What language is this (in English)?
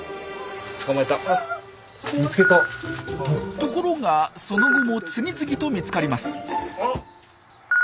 Japanese